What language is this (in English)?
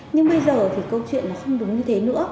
Vietnamese